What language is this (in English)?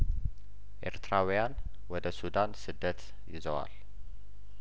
Amharic